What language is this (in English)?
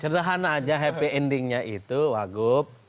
Indonesian